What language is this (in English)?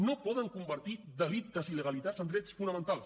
Catalan